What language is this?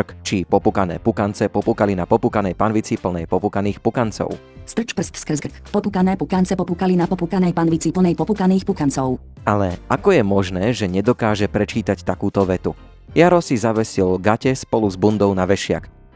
Slovak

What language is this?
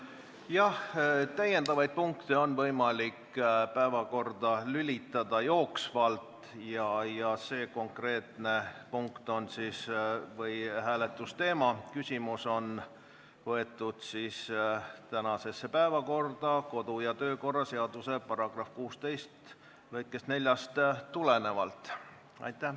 Estonian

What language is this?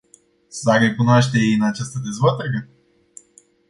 Romanian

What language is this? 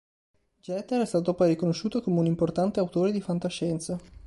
Italian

